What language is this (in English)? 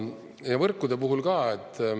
Estonian